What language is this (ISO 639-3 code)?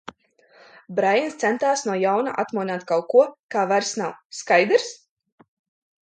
lav